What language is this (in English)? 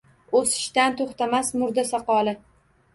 Uzbek